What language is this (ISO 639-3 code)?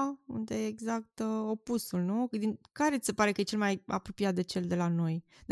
ron